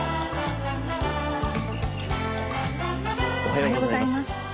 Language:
Japanese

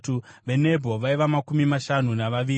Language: Shona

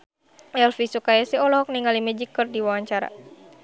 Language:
Sundanese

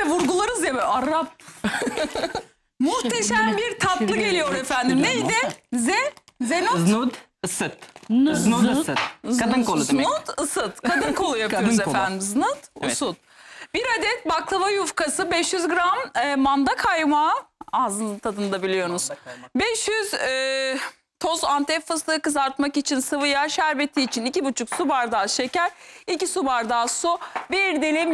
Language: Turkish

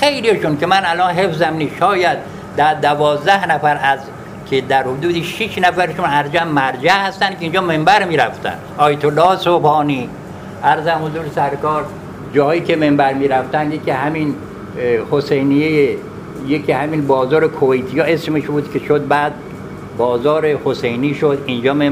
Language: Persian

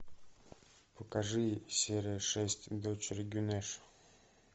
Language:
Russian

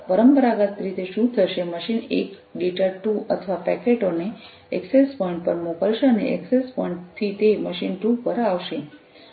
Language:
Gujarati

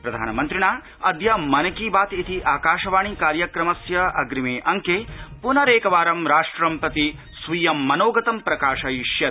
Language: Sanskrit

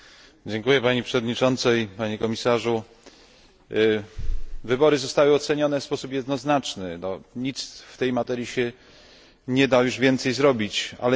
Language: Polish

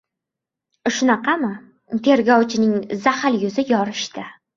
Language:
Uzbek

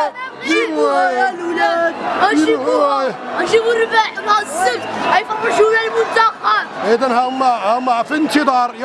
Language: Arabic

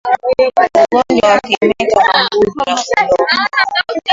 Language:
Swahili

